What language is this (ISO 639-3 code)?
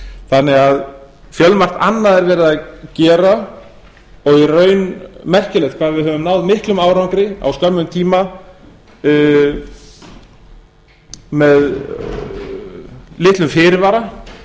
isl